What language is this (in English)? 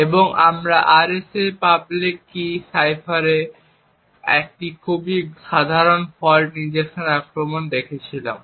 Bangla